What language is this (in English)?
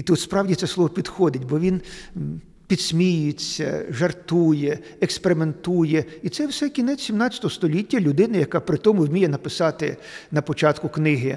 Ukrainian